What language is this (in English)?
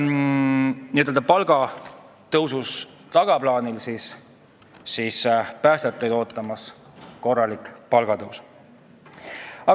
Estonian